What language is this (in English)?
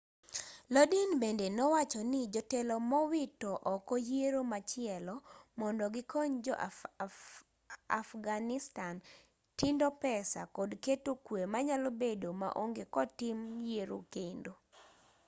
Luo (Kenya and Tanzania)